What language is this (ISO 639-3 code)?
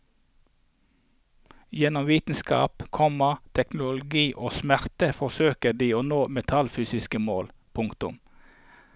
nor